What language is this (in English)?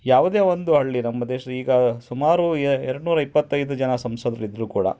Kannada